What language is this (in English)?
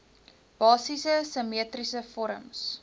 Afrikaans